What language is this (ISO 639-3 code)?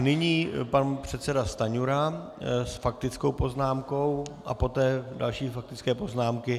ces